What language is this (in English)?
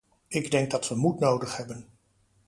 Dutch